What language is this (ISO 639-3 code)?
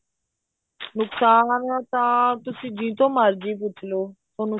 pan